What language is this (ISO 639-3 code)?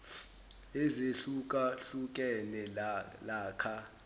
zul